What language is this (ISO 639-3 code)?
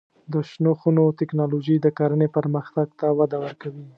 pus